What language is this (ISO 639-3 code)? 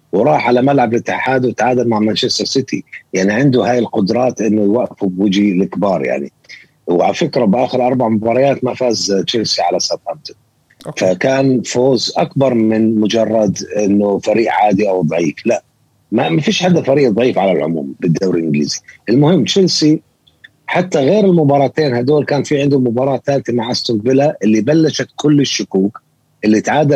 ara